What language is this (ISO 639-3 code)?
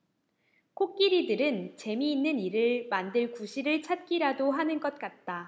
kor